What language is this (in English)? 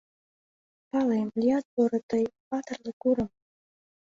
Mari